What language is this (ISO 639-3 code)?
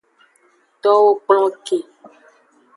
ajg